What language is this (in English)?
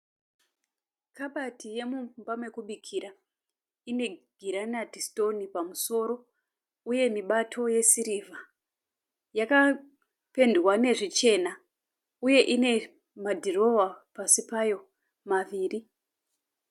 Shona